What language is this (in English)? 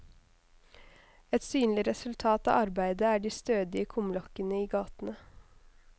Norwegian